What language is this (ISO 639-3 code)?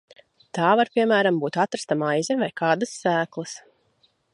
lav